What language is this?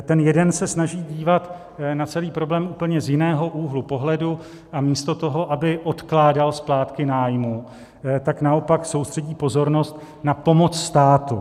Czech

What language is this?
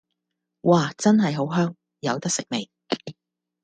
Cantonese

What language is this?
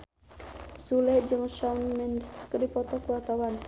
Sundanese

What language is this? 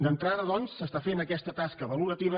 Catalan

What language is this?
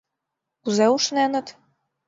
Mari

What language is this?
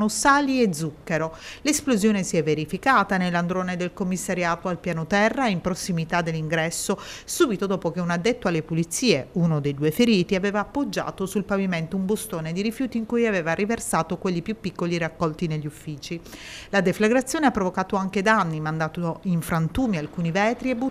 Italian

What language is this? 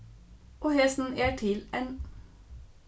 Faroese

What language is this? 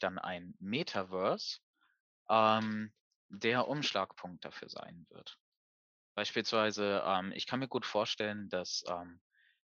German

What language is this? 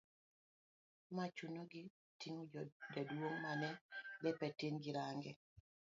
Luo (Kenya and Tanzania)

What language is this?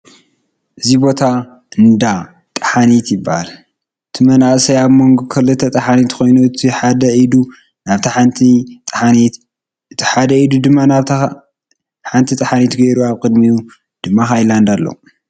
Tigrinya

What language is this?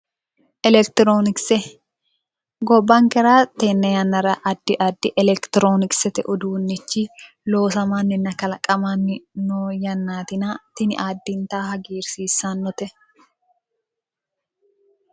Sidamo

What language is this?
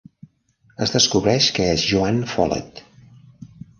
Catalan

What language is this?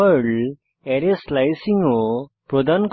Bangla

